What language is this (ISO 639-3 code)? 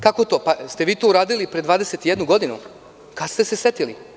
srp